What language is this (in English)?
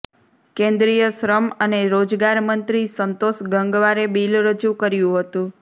Gujarati